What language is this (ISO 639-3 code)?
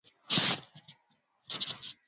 swa